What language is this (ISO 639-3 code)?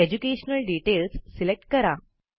mar